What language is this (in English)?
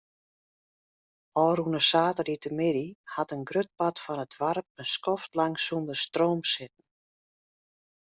Western Frisian